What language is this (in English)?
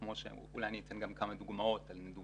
Hebrew